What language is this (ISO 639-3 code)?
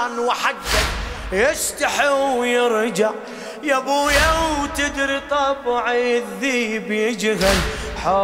ara